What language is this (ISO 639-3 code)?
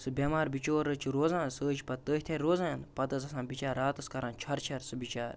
kas